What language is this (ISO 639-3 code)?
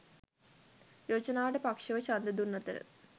sin